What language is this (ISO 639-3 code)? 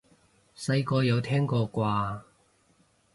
yue